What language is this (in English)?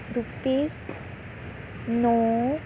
Punjabi